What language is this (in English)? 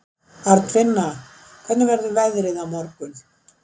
Icelandic